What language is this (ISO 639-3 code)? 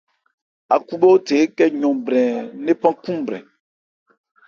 ebr